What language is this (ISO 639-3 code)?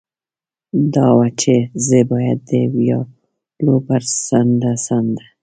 pus